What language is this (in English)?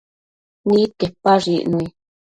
Matsés